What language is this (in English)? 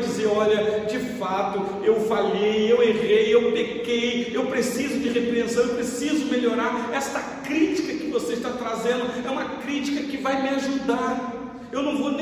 Portuguese